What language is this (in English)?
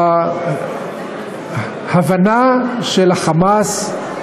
Hebrew